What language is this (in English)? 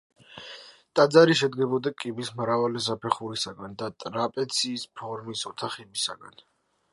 Georgian